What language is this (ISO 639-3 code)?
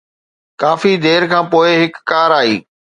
snd